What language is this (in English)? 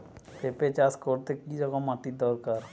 Bangla